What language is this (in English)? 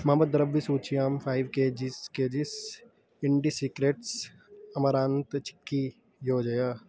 Sanskrit